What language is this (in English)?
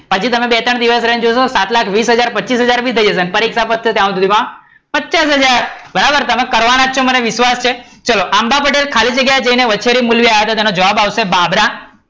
Gujarati